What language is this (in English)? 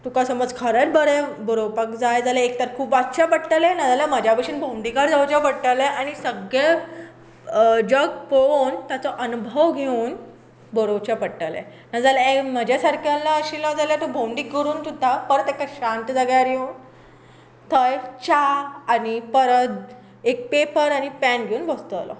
Konkani